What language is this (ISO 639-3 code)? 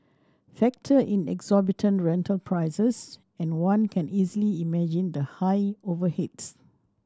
eng